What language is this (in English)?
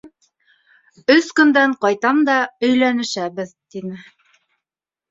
Bashkir